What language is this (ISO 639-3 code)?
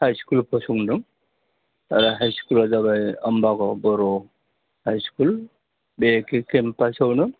brx